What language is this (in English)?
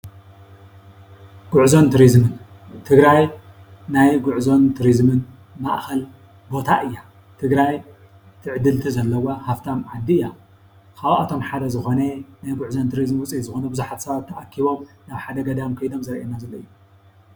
Tigrinya